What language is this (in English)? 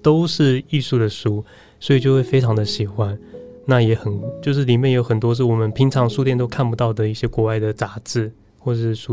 Chinese